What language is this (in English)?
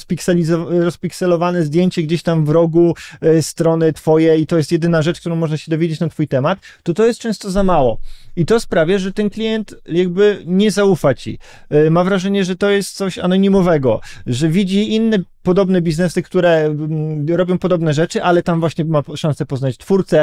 Polish